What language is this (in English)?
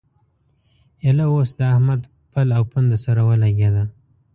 Pashto